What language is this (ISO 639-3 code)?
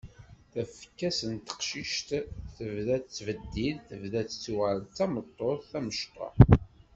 kab